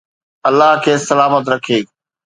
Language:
Sindhi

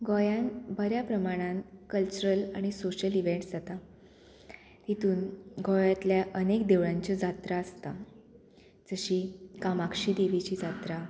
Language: Konkani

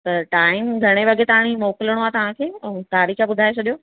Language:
Sindhi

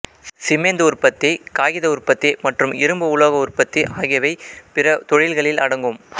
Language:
Tamil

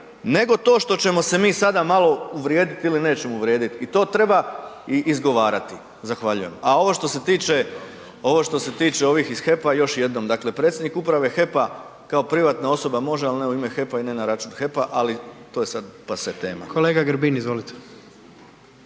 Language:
Croatian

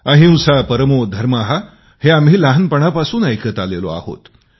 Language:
Marathi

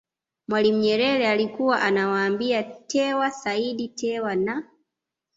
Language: Swahili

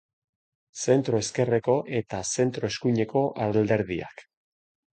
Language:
Basque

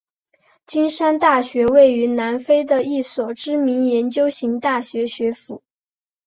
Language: Chinese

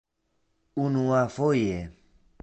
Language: Esperanto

